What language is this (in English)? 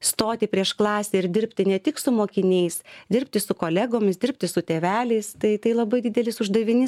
Lithuanian